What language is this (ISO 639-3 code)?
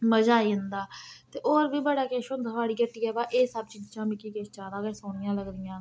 doi